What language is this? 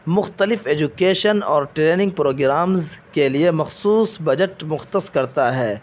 Urdu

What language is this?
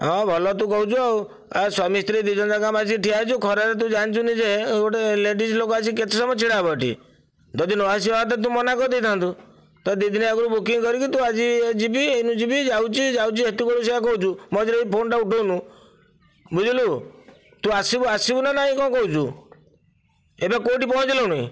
Odia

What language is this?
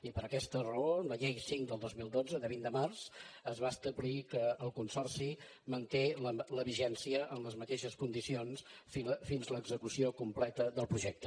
Catalan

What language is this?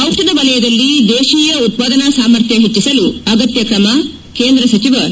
Kannada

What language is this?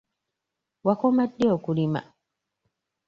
Ganda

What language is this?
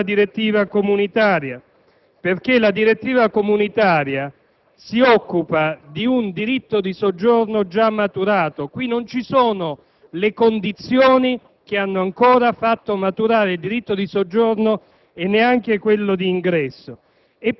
Italian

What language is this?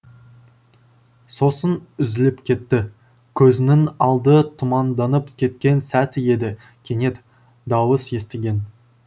Kazakh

